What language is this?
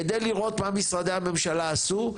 Hebrew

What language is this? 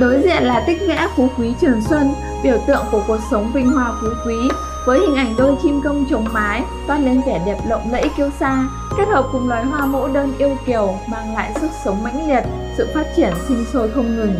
Vietnamese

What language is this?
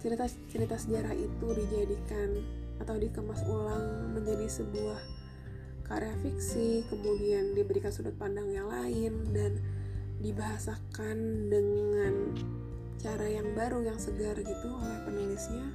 Indonesian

